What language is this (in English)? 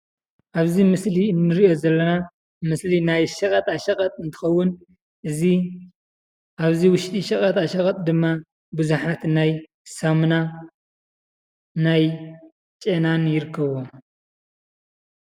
Tigrinya